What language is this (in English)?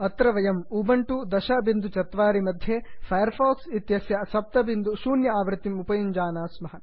Sanskrit